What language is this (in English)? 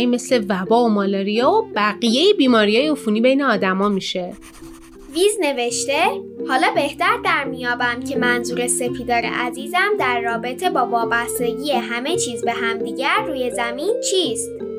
Persian